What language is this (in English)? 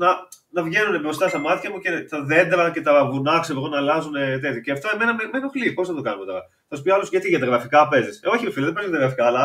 Greek